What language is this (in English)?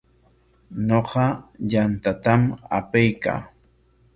Corongo Ancash Quechua